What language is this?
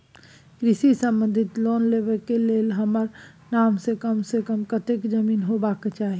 Maithili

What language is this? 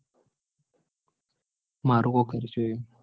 Gujarati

